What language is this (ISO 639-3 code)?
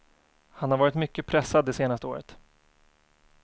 swe